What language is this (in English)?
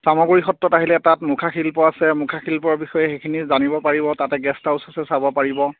Assamese